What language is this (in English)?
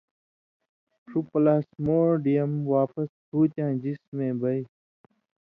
Indus Kohistani